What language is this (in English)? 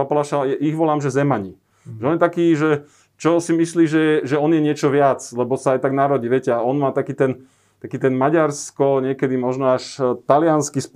Slovak